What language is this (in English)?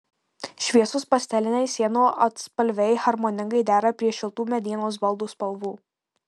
Lithuanian